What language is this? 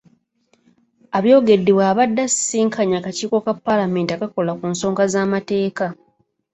Ganda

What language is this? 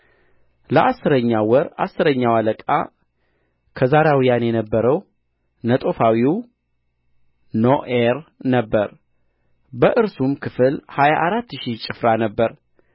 Amharic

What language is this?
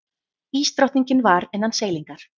Icelandic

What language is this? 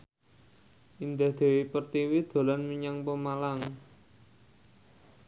Javanese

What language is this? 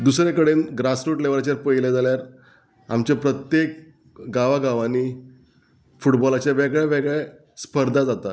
Konkani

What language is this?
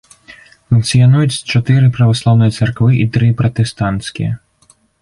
Belarusian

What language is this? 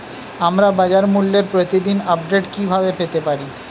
Bangla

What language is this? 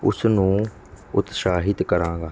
Punjabi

